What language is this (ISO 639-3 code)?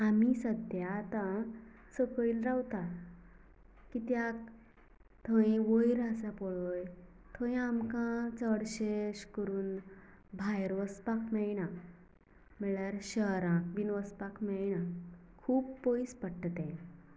kok